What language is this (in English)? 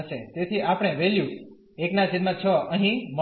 Gujarati